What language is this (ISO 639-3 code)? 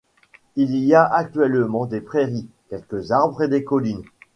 fra